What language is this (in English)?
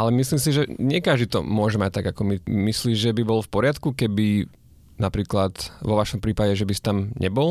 Slovak